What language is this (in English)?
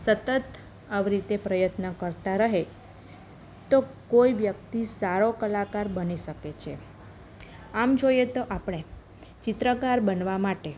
Gujarati